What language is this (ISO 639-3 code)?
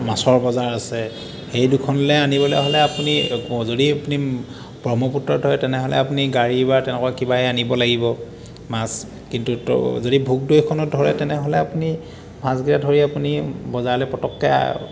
asm